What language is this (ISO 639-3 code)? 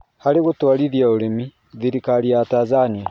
kik